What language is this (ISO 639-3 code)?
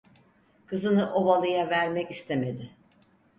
tur